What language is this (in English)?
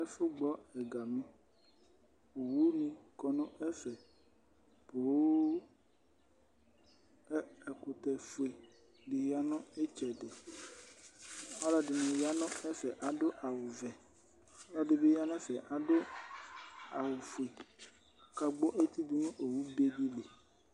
Ikposo